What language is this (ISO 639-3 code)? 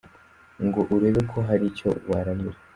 kin